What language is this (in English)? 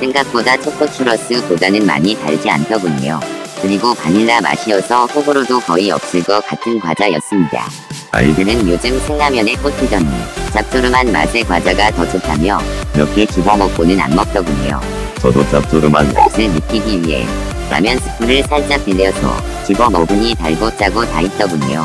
Korean